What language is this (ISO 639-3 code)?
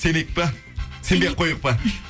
kaz